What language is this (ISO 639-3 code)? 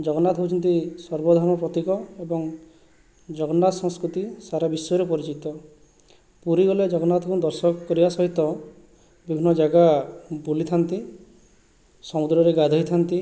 ori